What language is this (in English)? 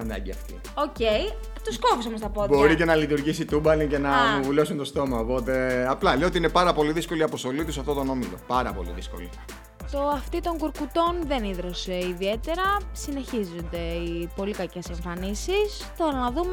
Greek